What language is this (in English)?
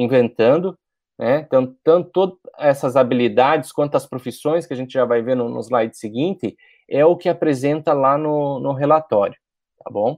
Portuguese